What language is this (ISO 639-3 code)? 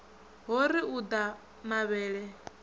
ven